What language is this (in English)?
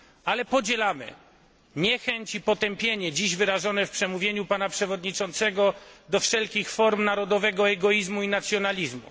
Polish